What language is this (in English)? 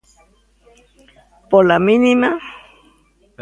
Galician